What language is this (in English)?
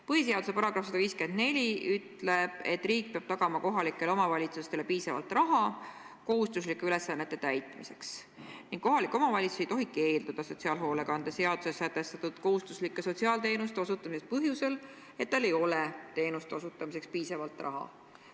Estonian